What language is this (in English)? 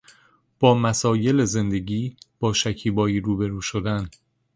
Persian